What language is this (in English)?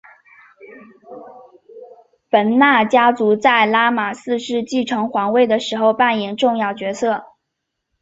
Chinese